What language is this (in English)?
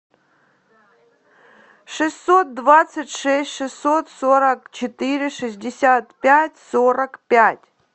Russian